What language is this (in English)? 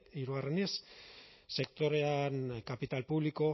Basque